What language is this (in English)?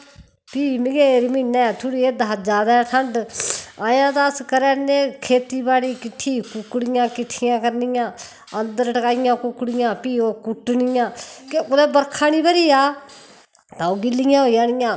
Dogri